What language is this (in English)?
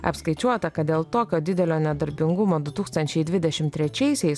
Lithuanian